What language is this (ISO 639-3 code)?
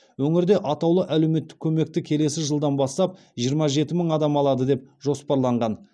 kaz